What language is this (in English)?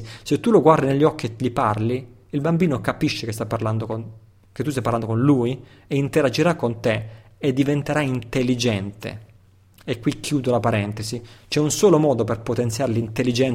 Italian